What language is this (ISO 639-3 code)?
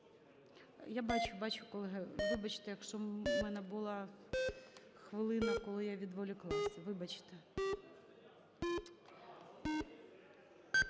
ukr